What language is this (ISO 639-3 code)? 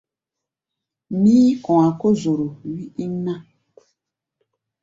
gba